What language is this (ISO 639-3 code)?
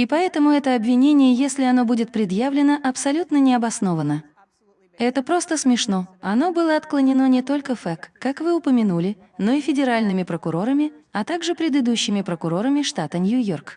rus